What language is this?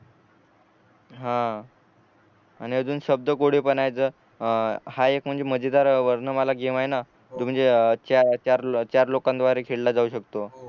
Marathi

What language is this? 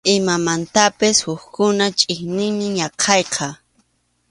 Arequipa-La Unión Quechua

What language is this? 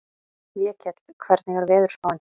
Icelandic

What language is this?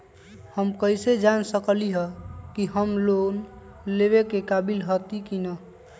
Magahi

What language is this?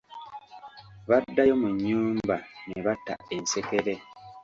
Ganda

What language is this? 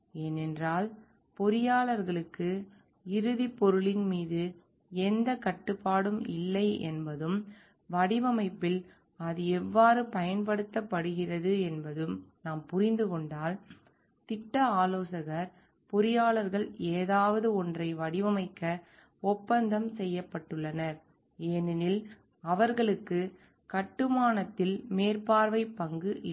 Tamil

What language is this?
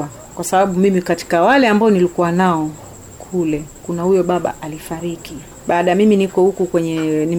Swahili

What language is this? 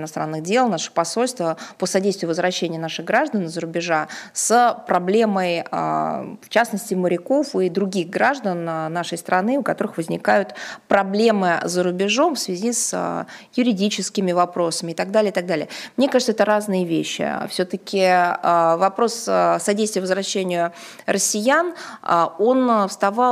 Russian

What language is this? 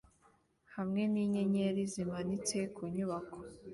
Kinyarwanda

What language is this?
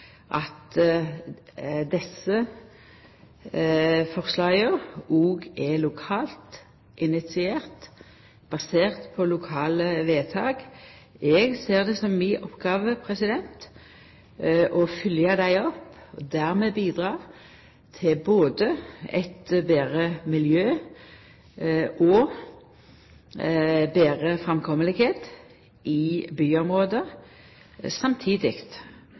Norwegian Nynorsk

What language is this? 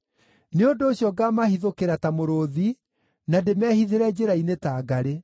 Kikuyu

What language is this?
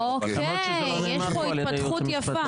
Hebrew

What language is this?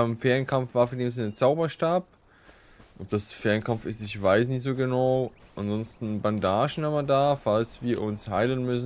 German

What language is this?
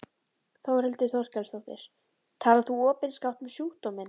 Icelandic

